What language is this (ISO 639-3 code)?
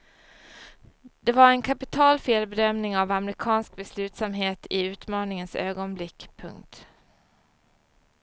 swe